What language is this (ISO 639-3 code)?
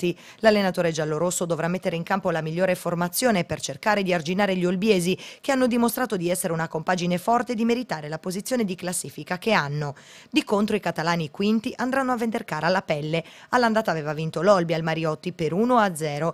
ita